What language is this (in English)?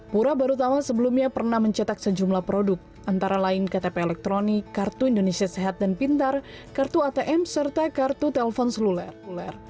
Indonesian